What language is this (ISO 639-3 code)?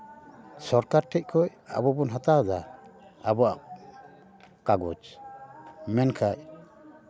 sat